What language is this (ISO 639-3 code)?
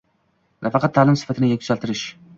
uzb